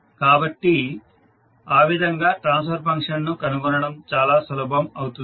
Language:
Telugu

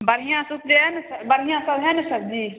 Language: Maithili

